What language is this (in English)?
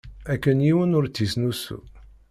Kabyle